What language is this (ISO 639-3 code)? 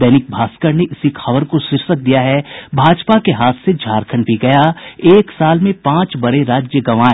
hin